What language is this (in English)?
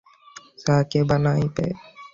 Bangla